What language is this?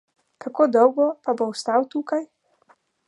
Slovenian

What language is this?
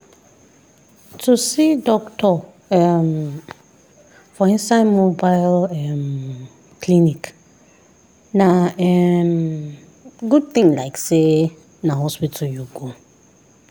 Nigerian Pidgin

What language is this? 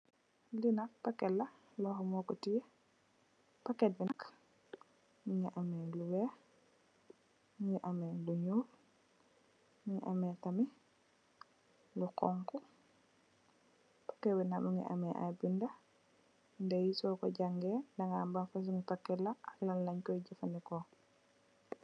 Wolof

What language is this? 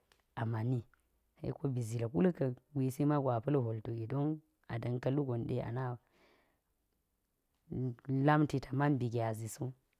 Geji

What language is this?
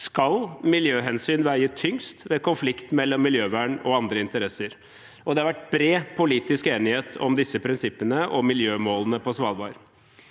Norwegian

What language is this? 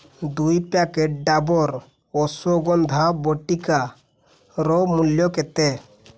Odia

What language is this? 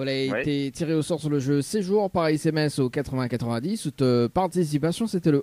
French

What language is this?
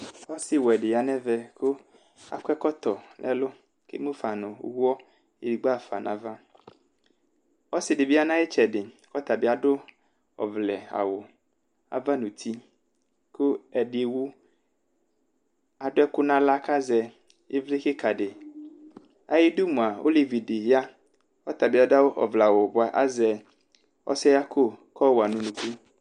Ikposo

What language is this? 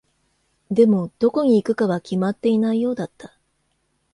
Japanese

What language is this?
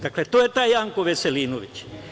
Serbian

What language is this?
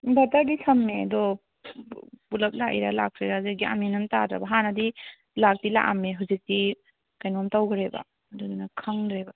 Manipuri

